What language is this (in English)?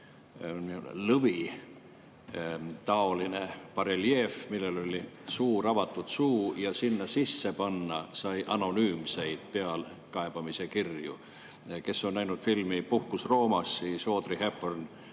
Estonian